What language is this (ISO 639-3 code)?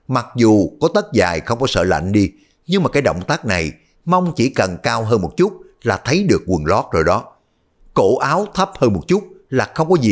vie